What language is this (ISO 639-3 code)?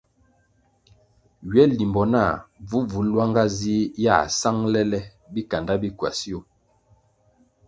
nmg